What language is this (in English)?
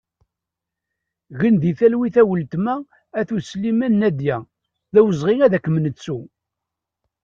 Kabyle